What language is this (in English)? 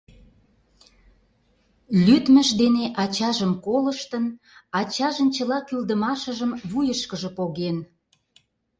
Mari